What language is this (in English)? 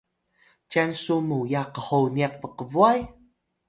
Atayal